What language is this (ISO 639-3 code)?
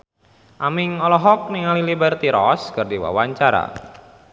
sun